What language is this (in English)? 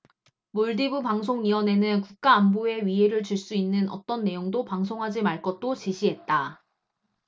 Korean